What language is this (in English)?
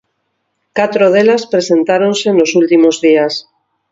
Galician